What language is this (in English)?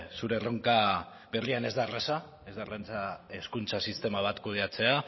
Basque